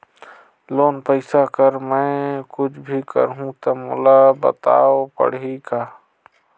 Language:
Chhattisgarhi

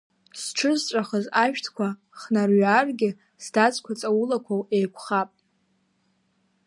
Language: Abkhazian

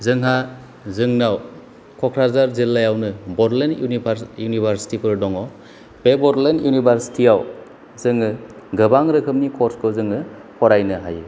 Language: Bodo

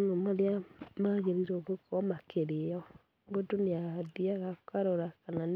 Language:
Kikuyu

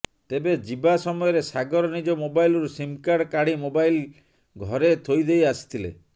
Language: Odia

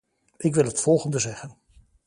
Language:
Dutch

